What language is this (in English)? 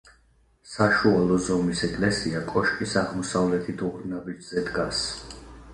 Georgian